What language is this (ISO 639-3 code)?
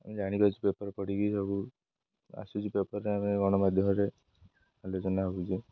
ori